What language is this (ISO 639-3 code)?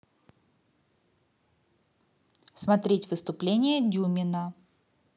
rus